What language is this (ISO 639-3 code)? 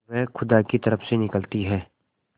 hin